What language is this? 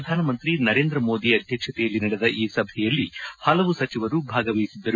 Kannada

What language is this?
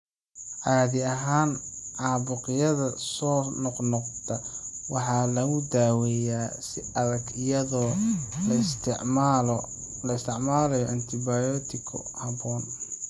Somali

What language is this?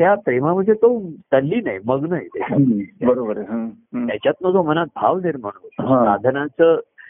Marathi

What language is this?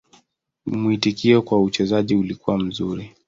Swahili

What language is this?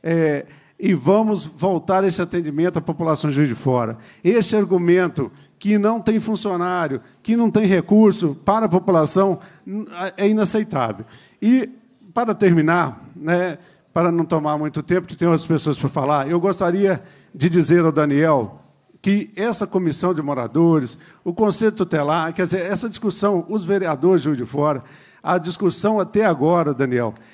Portuguese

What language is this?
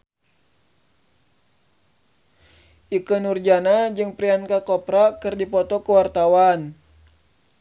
Sundanese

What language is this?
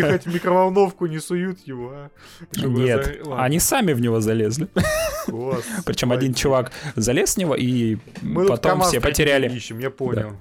Russian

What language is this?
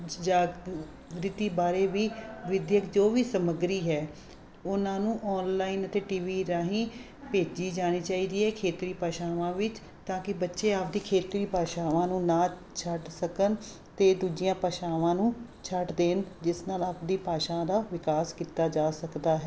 Punjabi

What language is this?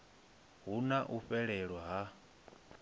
Venda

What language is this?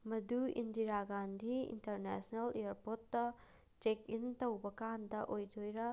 Manipuri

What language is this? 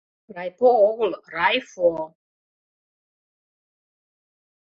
Mari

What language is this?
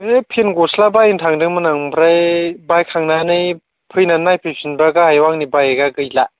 Bodo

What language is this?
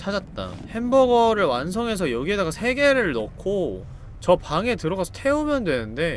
Korean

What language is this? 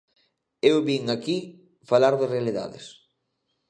Galician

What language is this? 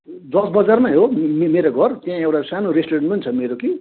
Nepali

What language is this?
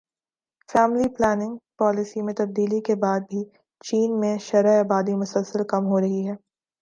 Urdu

